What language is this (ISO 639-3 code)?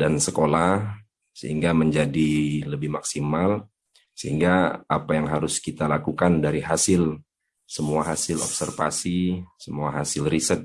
ind